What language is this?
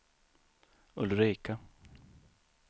Swedish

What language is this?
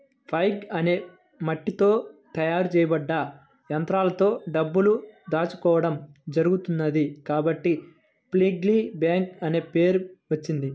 Telugu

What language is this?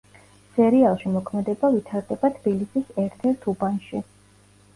Georgian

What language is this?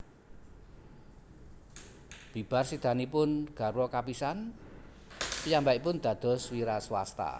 Javanese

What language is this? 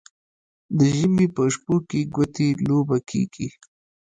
Pashto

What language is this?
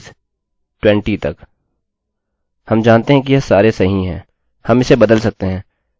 Hindi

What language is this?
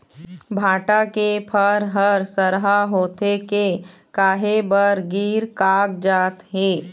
Chhattisgarhi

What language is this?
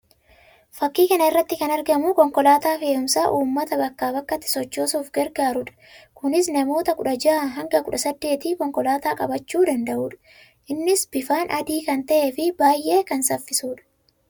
Oromo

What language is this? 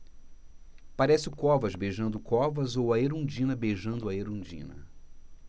Portuguese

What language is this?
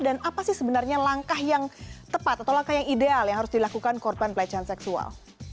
Indonesian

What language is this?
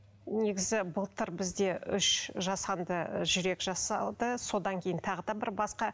Kazakh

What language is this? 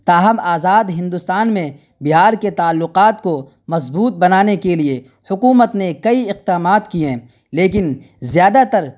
Urdu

